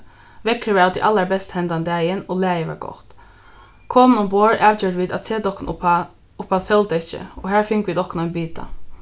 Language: Faroese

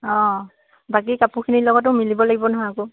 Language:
Assamese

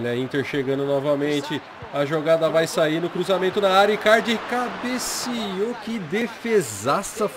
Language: Portuguese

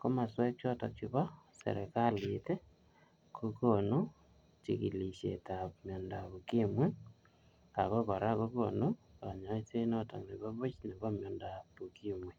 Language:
Kalenjin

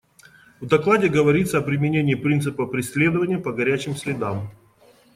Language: Russian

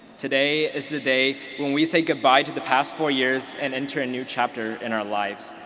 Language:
English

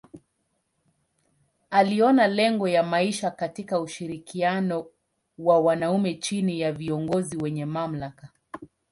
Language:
Swahili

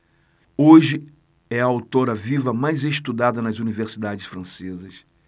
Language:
Portuguese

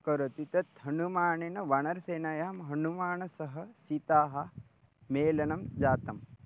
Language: Sanskrit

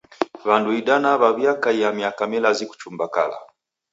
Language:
Taita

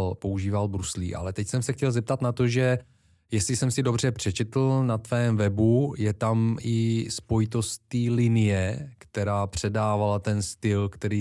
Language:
Czech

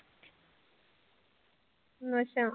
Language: Punjabi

